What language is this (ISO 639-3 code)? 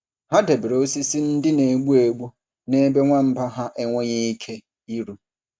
ibo